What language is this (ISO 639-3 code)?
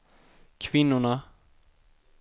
swe